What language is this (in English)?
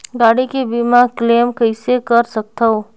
Chhattisgarhi